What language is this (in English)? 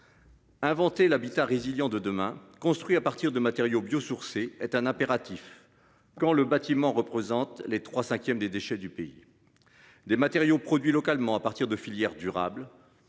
French